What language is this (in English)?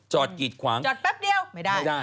Thai